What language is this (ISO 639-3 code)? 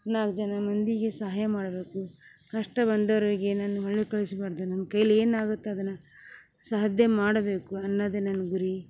kan